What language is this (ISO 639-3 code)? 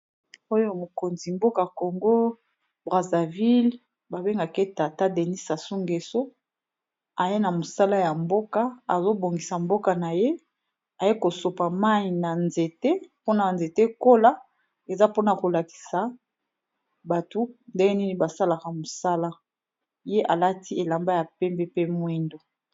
lin